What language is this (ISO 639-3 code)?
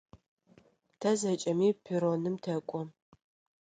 ady